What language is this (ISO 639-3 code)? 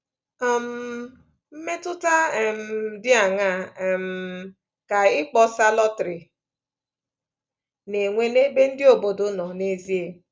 ibo